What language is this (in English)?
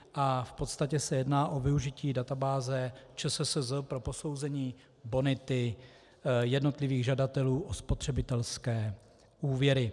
Czech